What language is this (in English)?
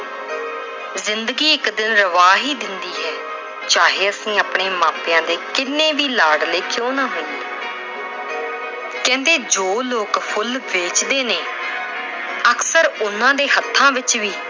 Punjabi